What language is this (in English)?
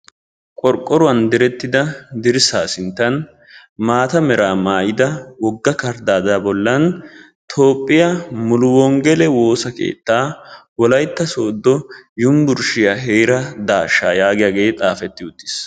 Wolaytta